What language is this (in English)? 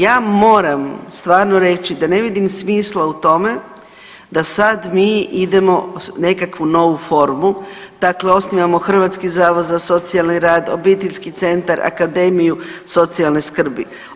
Croatian